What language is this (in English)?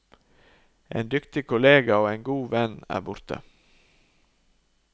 Norwegian